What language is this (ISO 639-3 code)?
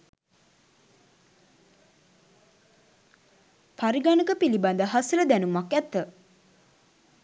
sin